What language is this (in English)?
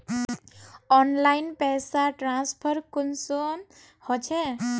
Magahi